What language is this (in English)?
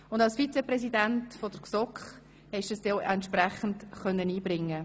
Swiss German